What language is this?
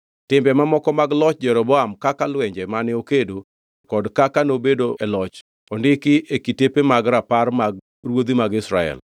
Luo (Kenya and Tanzania)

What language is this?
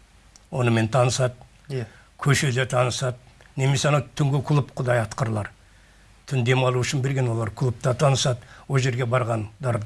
Turkish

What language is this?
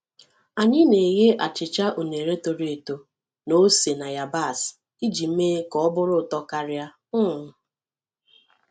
Igbo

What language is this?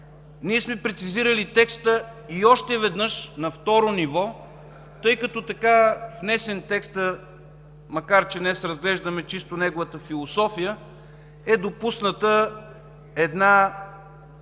Bulgarian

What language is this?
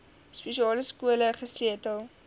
Afrikaans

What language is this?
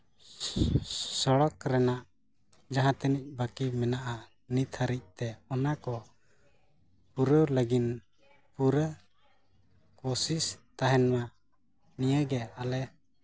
Santali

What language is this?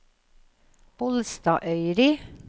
Norwegian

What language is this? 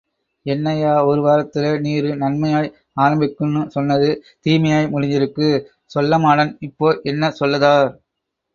Tamil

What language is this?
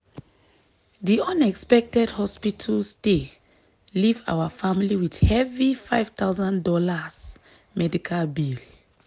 Nigerian Pidgin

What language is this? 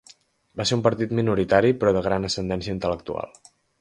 Catalan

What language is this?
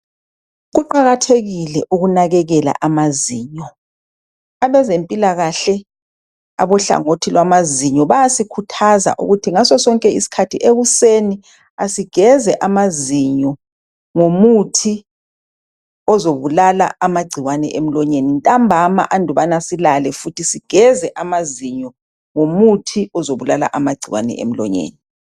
North Ndebele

